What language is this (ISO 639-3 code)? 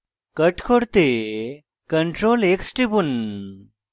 ben